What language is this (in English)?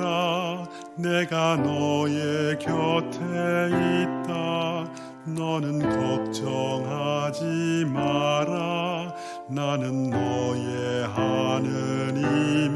Korean